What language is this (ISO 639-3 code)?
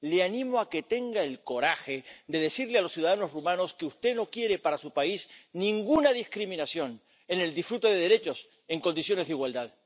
spa